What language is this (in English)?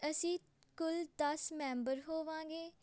Punjabi